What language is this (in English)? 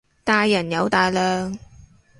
Cantonese